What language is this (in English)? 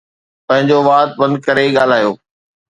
Sindhi